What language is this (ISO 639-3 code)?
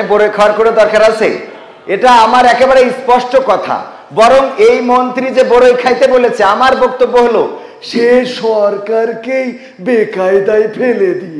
ita